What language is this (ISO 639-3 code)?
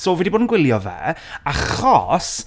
cym